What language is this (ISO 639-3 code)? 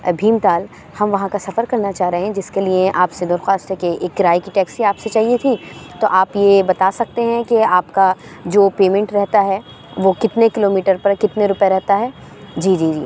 urd